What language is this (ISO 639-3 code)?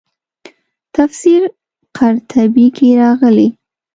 pus